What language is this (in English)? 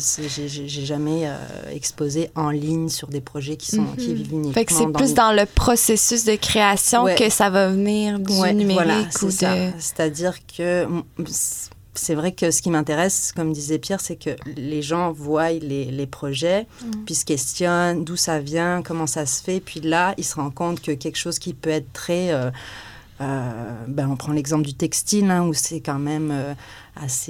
French